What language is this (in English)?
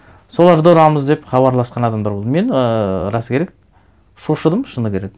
Kazakh